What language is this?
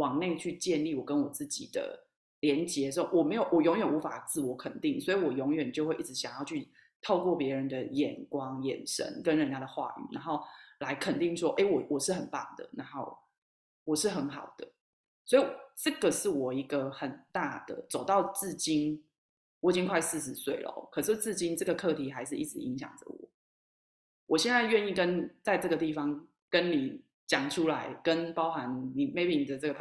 Chinese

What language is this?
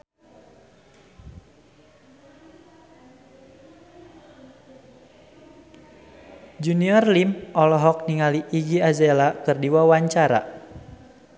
Sundanese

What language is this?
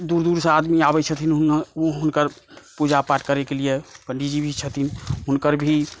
Maithili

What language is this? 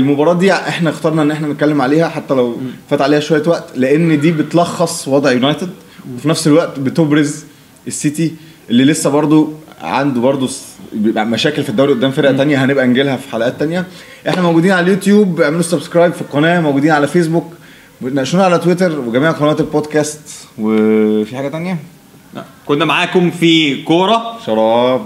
Arabic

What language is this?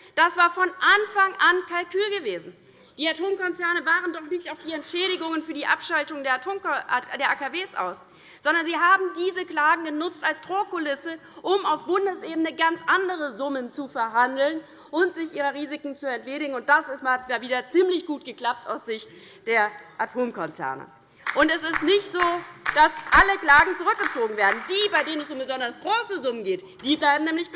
German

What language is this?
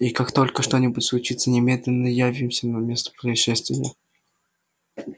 Russian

